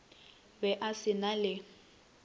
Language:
Northern Sotho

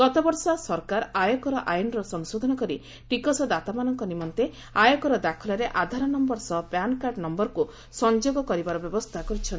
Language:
Odia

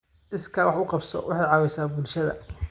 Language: Somali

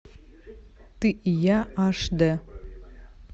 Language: Russian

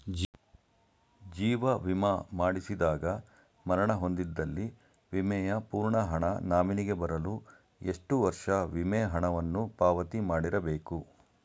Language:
Kannada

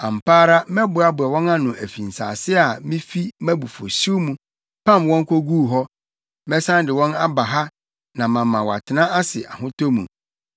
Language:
Akan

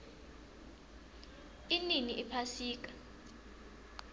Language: South Ndebele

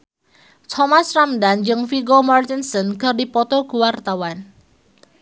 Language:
Sundanese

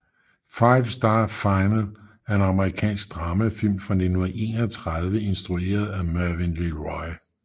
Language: Danish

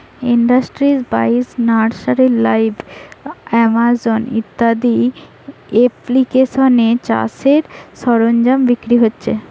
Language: Bangla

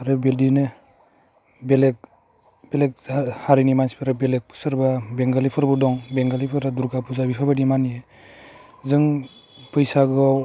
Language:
Bodo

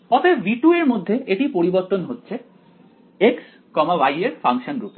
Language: Bangla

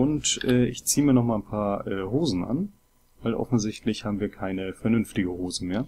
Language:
German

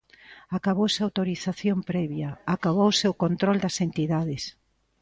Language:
Galician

